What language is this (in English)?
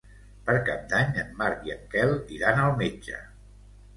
Catalan